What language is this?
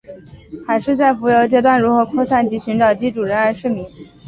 Chinese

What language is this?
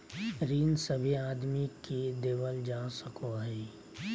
Magahi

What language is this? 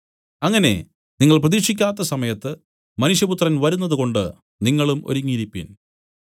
Malayalam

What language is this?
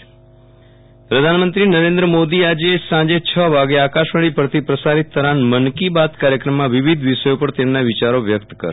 Gujarati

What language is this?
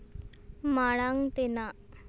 Santali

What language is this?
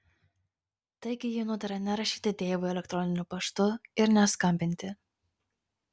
Lithuanian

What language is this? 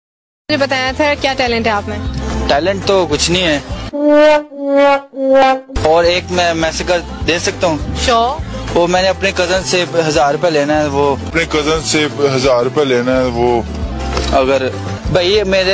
Turkish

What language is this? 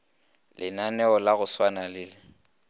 Northern Sotho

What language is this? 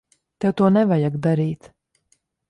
Latvian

